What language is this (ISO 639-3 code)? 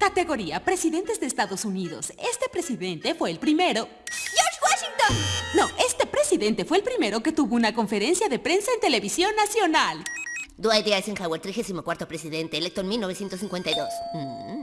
spa